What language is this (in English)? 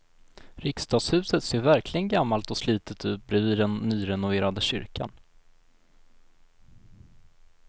Swedish